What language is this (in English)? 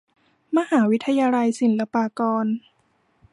Thai